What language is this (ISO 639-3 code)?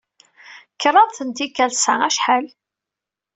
kab